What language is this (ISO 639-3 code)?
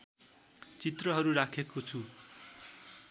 nep